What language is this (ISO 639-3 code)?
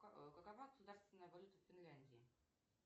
rus